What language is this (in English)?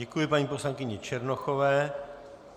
Czech